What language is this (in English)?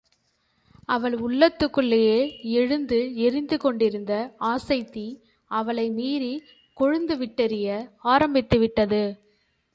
Tamil